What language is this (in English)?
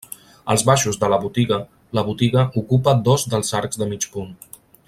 Catalan